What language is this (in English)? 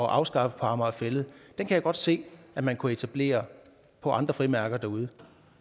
Danish